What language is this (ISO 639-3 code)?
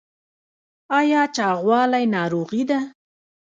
pus